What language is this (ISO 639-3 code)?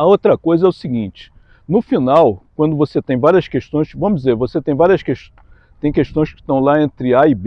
por